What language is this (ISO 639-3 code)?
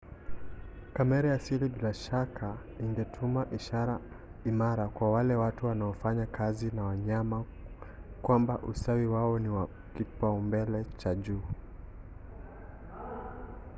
swa